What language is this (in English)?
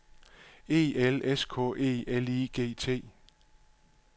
Danish